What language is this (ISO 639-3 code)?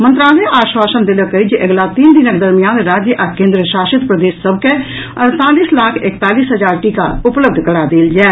mai